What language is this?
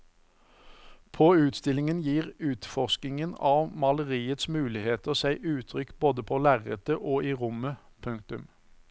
Norwegian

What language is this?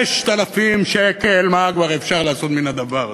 Hebrew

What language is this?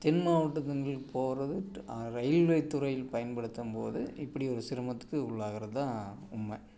Tamil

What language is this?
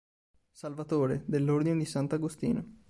Italian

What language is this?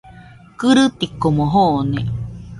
Nüpode Huitoto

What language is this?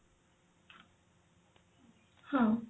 Odia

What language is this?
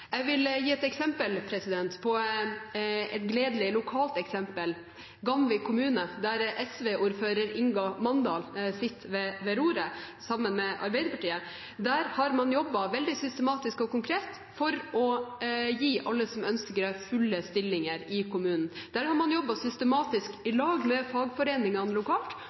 Norwegian Bokmål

